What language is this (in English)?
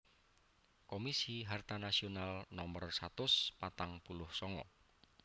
Javanese